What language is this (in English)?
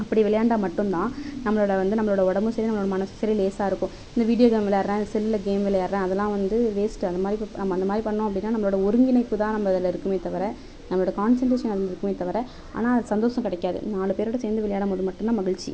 Tamil